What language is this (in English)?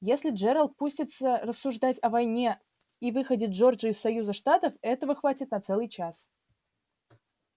Russian